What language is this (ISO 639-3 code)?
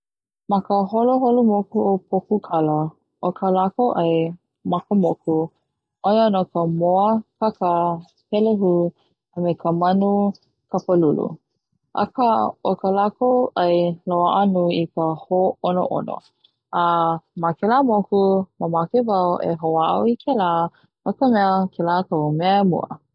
haw